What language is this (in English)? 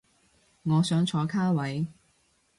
Cantonese